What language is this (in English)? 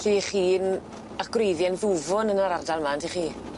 Welsh